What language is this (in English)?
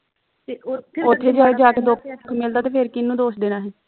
Punjabi